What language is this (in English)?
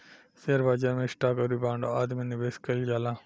Bhojpuri